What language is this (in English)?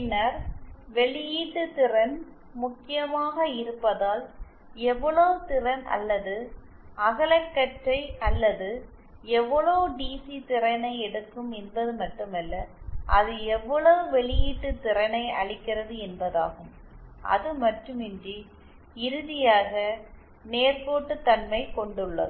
Tamil